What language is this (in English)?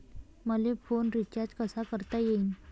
Marathi